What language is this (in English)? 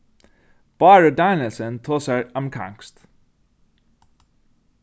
Faroese